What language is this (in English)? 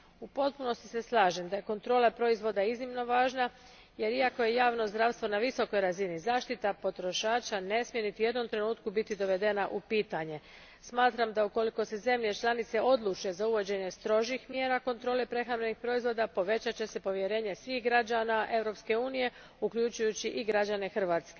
Croatian